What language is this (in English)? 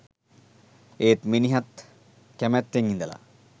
Sinhala